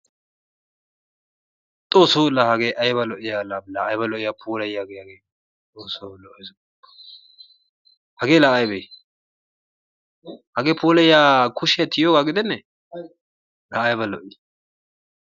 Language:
Wolaytta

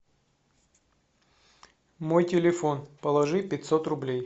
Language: Russian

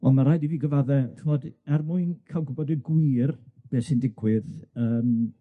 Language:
Welsh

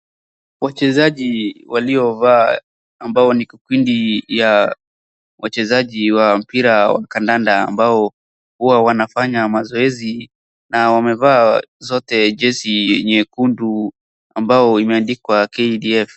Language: Swahili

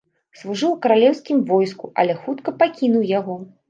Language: Belarusian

